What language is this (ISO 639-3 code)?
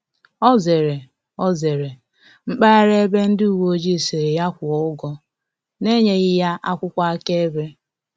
ibo